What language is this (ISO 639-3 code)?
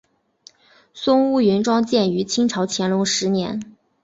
zho